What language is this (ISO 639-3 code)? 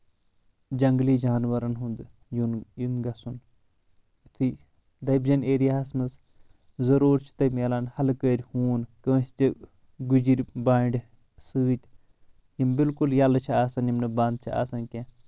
kas